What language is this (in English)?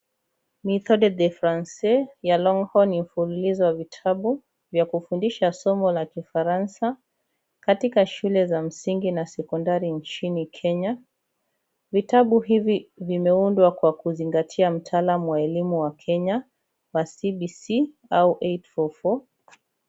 Swahili